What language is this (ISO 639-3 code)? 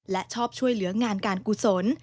tha